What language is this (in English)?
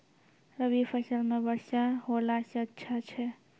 Maithili